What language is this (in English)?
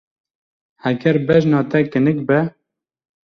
Kurdish